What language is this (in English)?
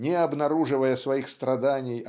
Russian